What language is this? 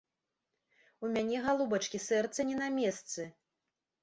Belarusian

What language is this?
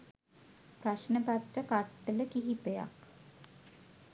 Sinhala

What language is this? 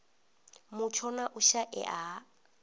Venda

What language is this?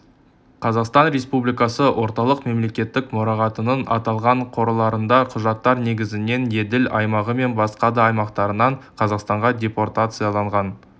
Kazakh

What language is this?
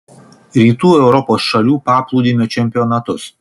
Lithuanian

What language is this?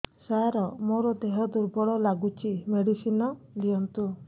Odia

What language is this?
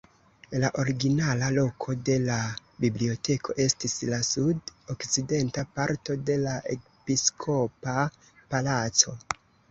Esperanto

